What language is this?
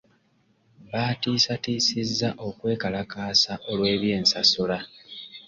Ganda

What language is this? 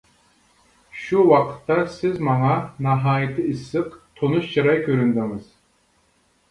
Uyghur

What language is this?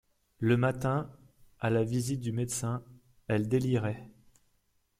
French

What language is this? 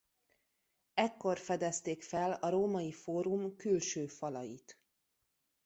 Hungarian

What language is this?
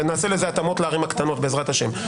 Hebrew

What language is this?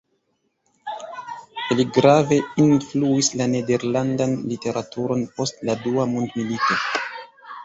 Esperanto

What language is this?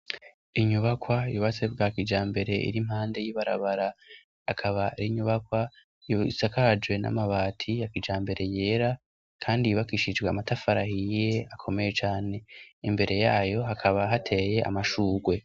Rundi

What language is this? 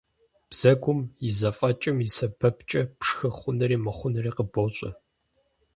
Kabardian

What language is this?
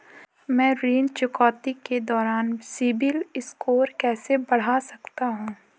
Hindi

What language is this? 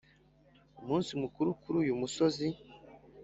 Kinyarwanda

